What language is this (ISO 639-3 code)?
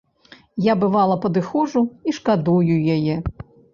bel